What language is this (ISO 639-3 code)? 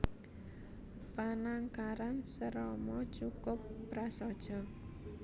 jav